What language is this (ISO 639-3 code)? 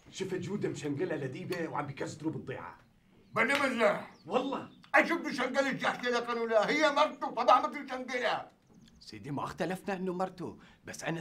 ara